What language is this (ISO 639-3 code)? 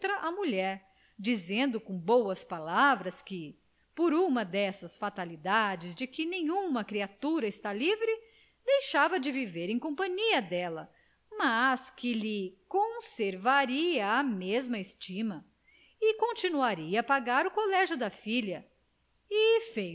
por